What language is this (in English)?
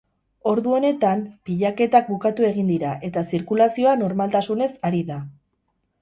Basque